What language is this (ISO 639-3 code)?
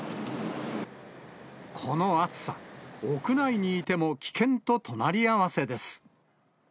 jpn